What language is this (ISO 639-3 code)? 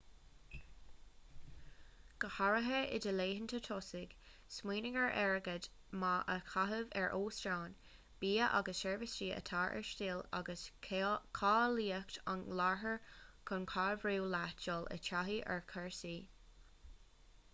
gle